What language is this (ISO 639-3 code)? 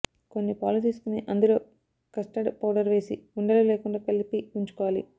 tel